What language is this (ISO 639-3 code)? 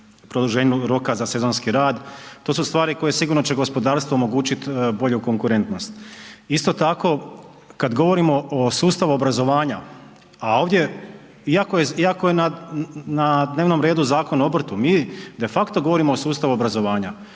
hrv